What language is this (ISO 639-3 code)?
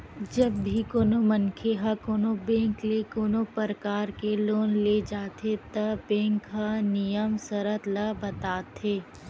hne